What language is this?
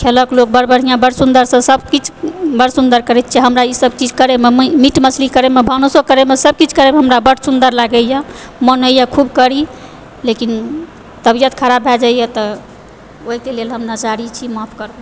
Maithili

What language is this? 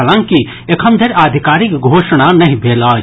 Maithili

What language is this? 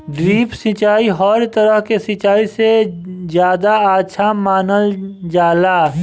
Bhojpuri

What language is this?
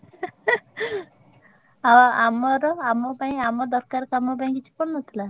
Odia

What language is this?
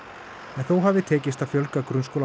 Icelandic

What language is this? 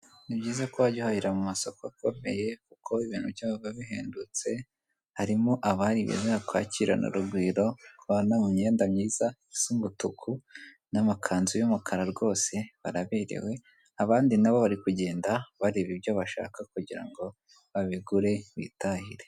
Kinyarwanda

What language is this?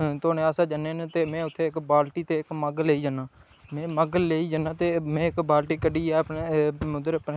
Dogri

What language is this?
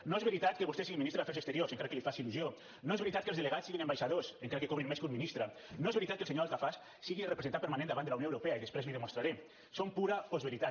Catalan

